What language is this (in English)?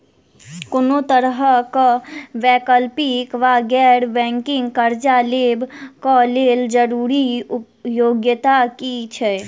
Maithili